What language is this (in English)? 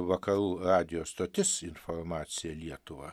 Lithuanian